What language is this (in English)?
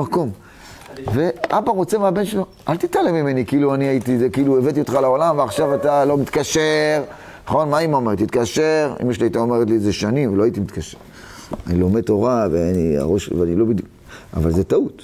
Hebrew